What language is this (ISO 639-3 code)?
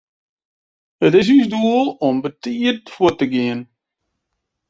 fry